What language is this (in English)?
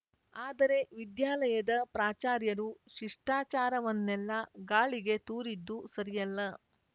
Kannada